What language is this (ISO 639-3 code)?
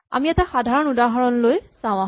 asm